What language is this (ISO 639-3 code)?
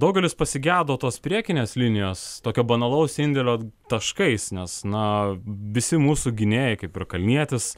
lit